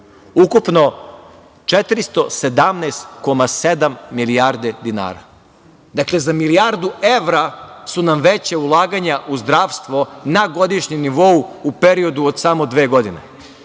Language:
Serbian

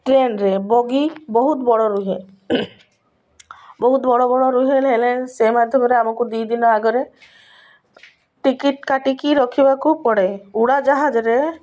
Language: Odia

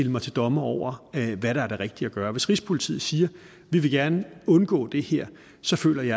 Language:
Danish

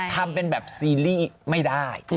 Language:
Thai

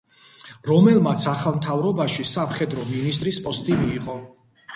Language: Georgian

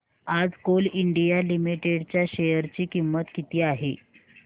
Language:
Marathi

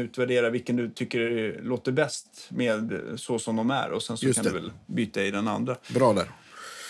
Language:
Swedish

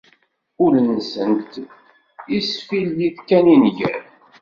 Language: Kabyle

